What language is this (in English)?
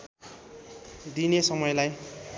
Nepali